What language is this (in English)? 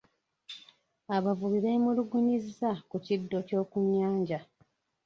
Ganda